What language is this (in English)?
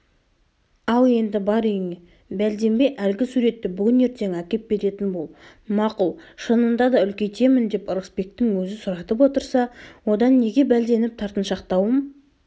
Kazakh